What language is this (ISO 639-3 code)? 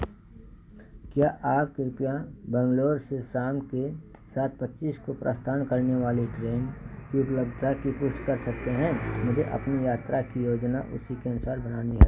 hin